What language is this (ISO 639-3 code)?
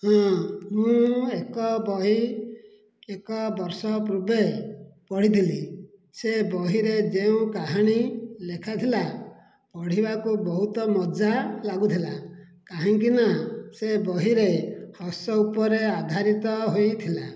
ori